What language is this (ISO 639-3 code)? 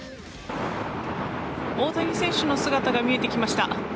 jpn